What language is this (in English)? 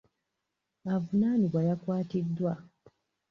Ganda